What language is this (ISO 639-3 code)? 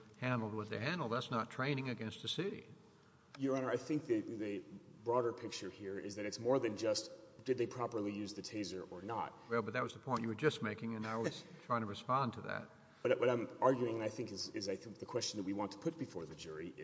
eng